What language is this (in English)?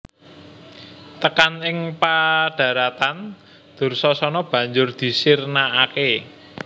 Javanese